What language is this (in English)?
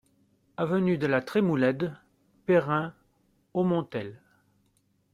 French